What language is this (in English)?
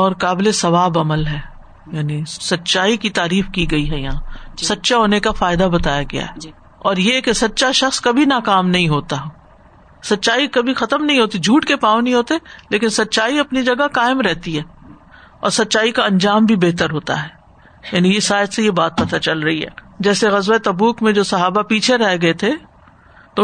Urdu